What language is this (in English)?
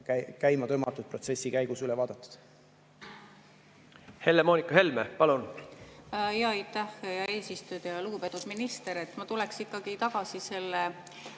Estonian